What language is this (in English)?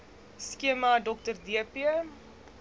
Afrikaans